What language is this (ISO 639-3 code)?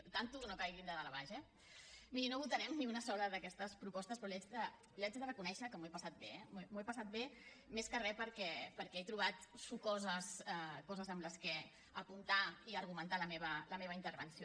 cat